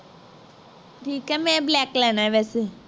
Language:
Punjabi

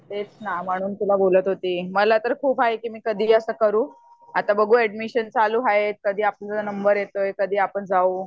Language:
Marathi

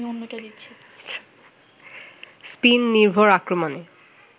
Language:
Bangla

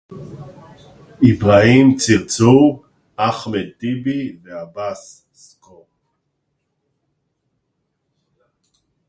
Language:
Hebrew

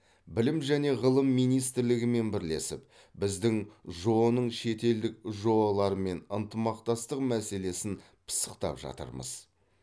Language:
Kazakh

